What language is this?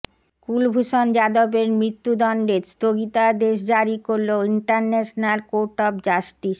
Bangla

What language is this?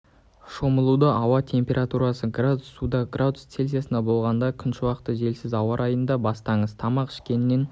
Kazakh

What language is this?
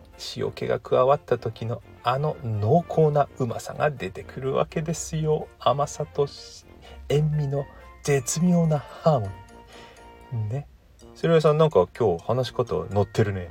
Japanese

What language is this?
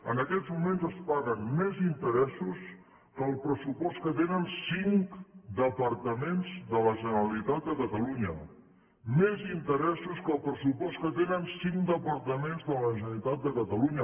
Catalan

